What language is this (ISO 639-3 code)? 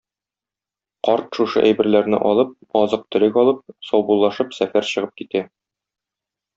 tat